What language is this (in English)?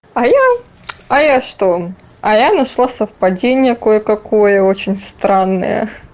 Russian